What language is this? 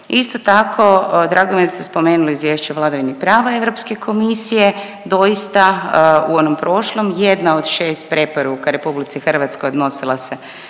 Croatian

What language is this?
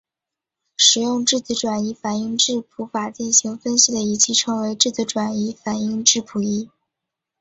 Chinese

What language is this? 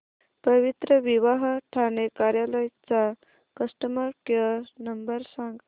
Marathi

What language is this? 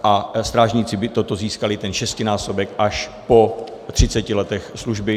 Czech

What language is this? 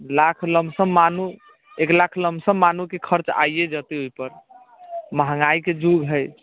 Maithili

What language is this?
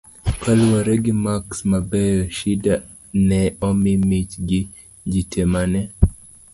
Luo (Kenya and Tanzania)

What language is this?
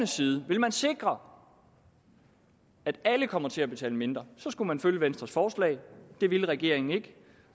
Danish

